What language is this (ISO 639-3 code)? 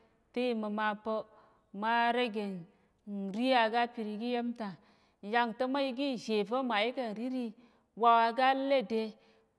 yer